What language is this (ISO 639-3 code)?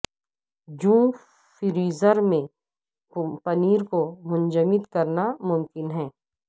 urd